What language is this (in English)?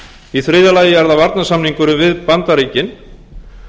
Icelandic